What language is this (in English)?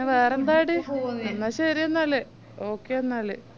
Malayalam